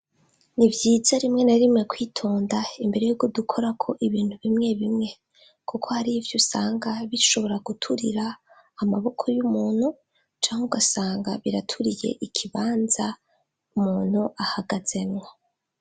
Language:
Rundi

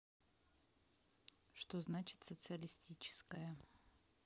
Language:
Russian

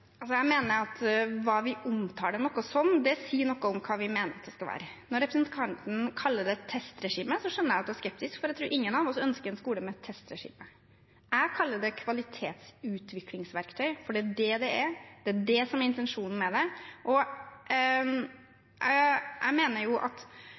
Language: Norwegian Bokmål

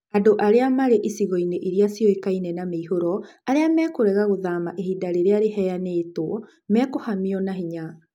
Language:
Kikuyu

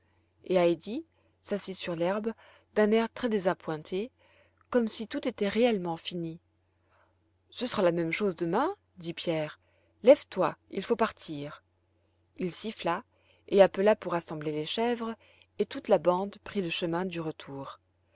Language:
French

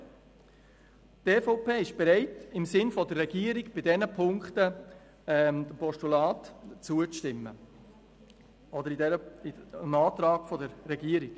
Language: Swiss German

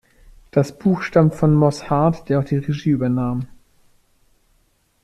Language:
German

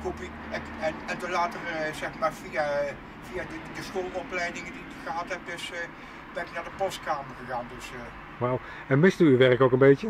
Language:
Dutch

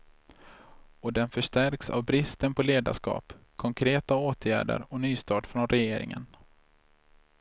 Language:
Swedish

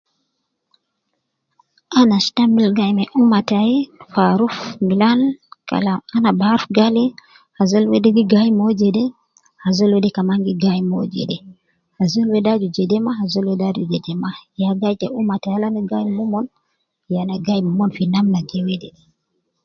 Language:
Nubi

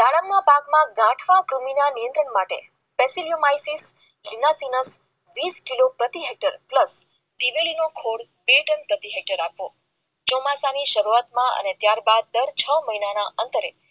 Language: Gujarati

